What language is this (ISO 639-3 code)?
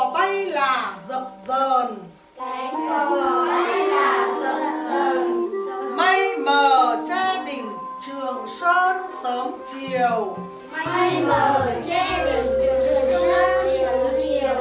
vie